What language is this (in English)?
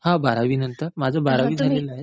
Marathi